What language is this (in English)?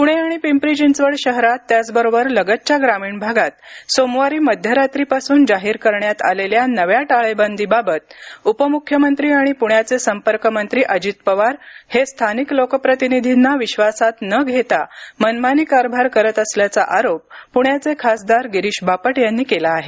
Marathi